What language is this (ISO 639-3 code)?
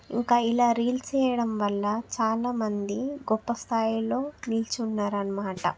tel